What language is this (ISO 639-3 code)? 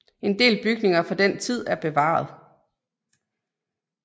dan